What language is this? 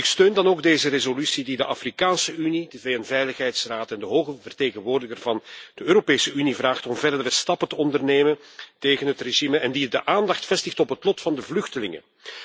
Dutch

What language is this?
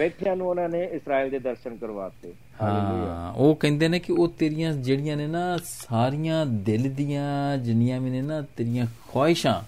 Punjabi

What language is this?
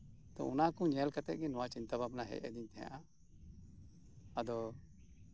Santali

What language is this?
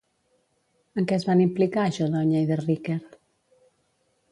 Catalan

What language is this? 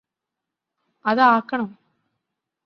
Malayalam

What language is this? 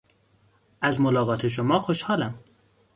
Persian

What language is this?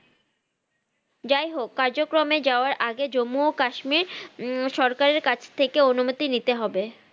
Bangla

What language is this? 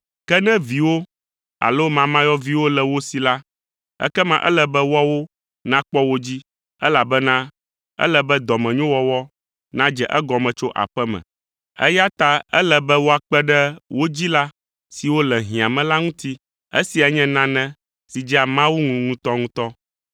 Ewe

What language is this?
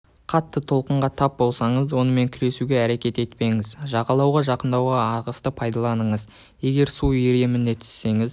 Kazakh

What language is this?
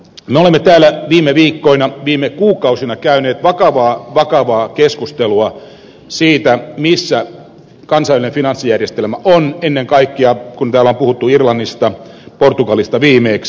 Finnish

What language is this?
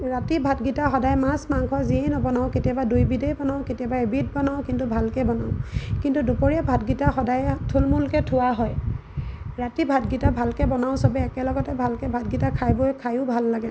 Assamese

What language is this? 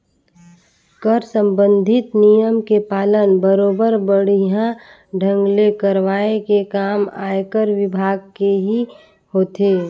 Chhattisgarhi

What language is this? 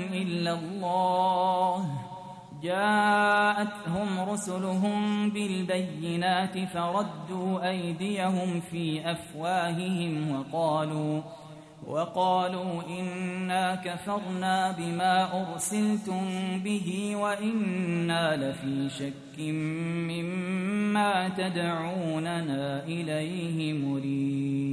Arabic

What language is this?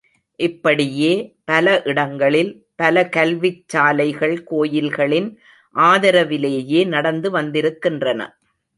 Tamil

